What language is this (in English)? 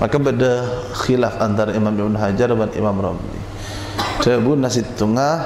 Malay